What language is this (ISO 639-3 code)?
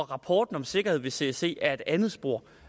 dan